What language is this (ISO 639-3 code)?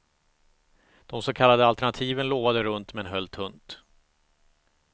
swe